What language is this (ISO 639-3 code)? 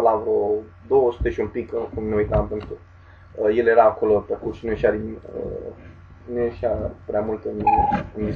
ron